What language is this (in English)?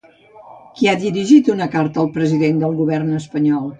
Catalan